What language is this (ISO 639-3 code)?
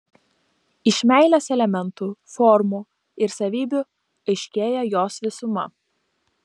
lit